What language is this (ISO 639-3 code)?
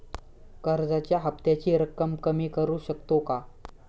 mar